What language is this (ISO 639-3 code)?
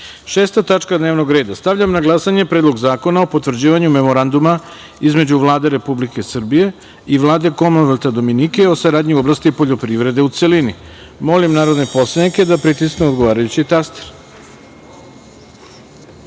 srp